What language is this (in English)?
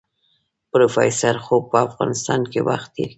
Pashto